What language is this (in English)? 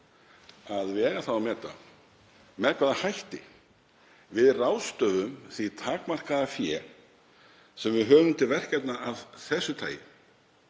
Icelandic